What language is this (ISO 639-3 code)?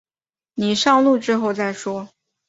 zho